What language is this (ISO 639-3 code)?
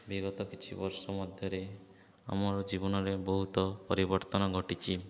ori